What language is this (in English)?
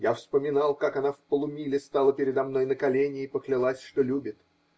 Russian